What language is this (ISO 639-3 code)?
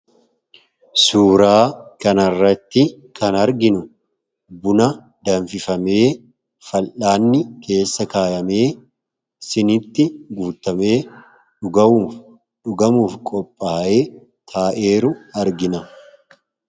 orm